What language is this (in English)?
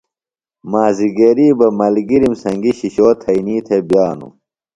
Phalura